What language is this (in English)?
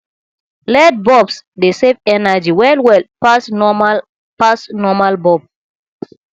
Nigerian Pidgin